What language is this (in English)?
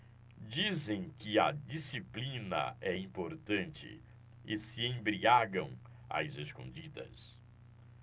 Portuguese